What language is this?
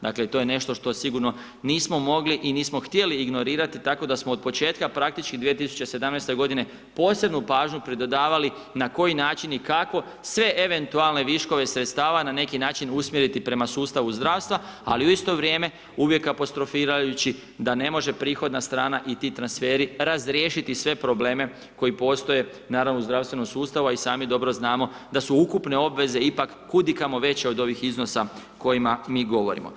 Croatian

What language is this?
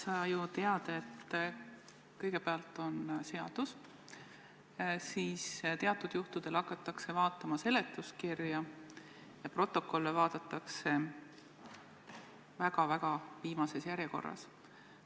Estonian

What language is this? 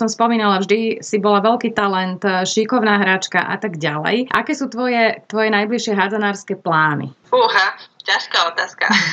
Slovak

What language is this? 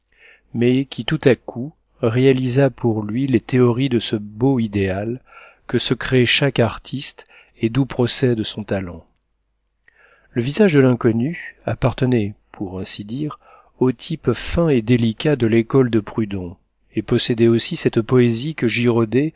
French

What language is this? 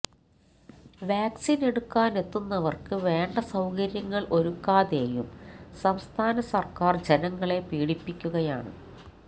Malayalam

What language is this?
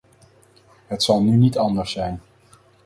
Dutch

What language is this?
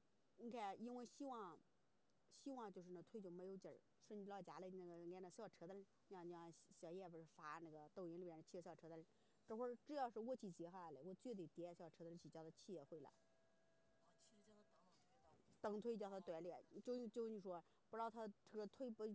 Chinese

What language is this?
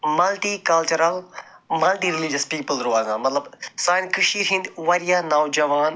Kashmiri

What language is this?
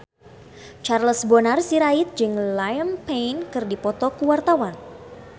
Sundanese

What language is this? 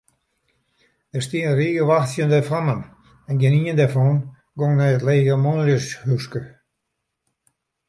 Western Frisian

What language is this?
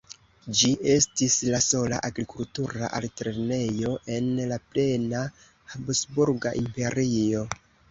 Esperanto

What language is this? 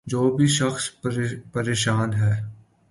Urdu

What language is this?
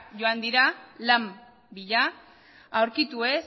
Basque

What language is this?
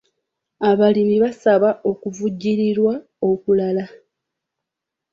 Ganda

